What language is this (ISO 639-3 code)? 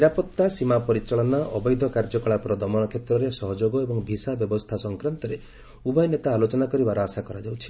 ori